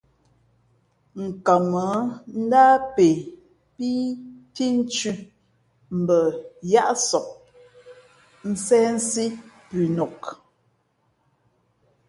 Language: Fe'fe'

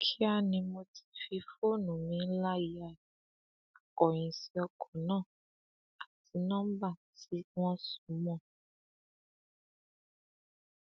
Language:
Yoruba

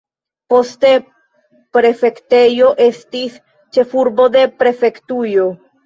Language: Esperanto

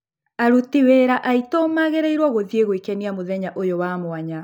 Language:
Kikuyu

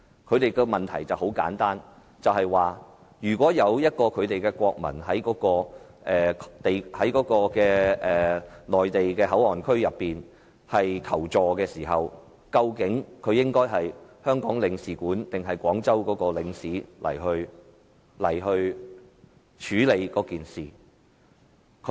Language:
Cantonese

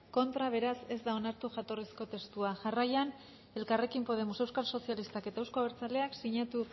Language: Basque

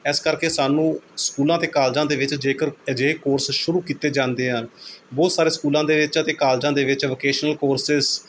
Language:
Punjabi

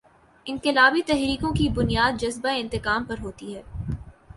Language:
Urdu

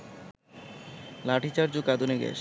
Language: Bangla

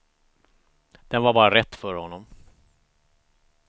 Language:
Swedish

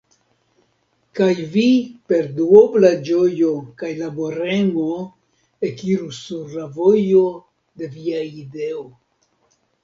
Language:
Esperanto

